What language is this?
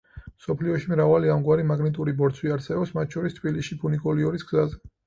Georgian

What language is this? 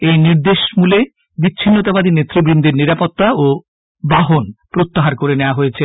Bangla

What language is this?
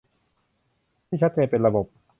Thai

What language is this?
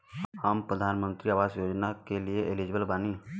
Bhojpuri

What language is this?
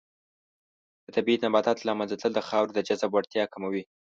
Pashto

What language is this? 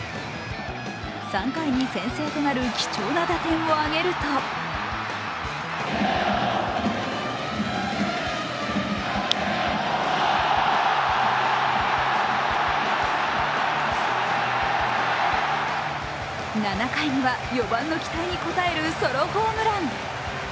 Japanese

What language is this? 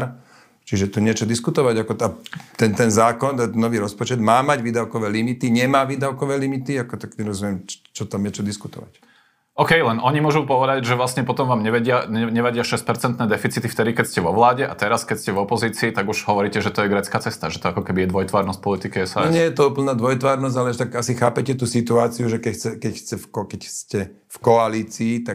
Slovak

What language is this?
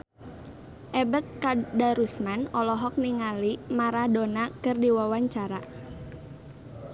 Sundanese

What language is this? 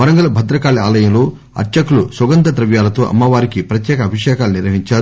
Telugu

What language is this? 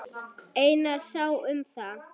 Icelandic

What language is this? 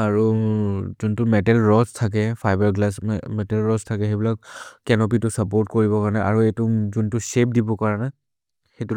Maria (India)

